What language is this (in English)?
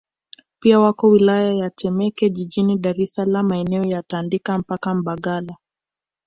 Swahili